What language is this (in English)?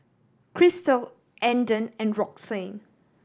English